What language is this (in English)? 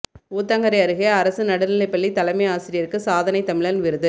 Tamil